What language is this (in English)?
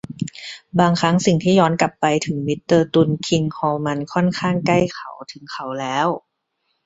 Thai